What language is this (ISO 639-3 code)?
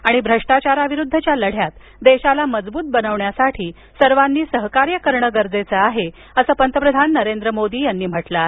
mar